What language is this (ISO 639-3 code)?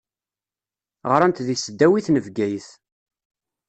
kab